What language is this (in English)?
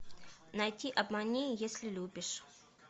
Russian